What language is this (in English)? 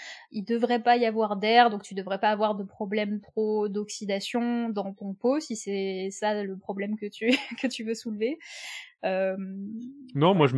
French